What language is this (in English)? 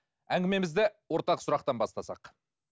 Kazakh